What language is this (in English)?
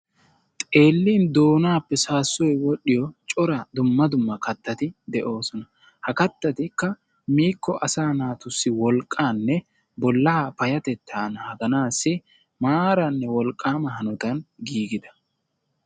Wolaytta